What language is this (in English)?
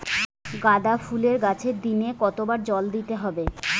Bangla